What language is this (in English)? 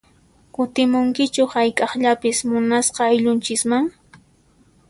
Puno Quechua